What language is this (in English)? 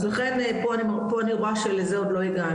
Hebrew